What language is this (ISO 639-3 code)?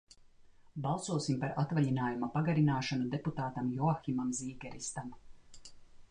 lav